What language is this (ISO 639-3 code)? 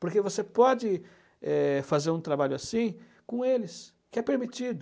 por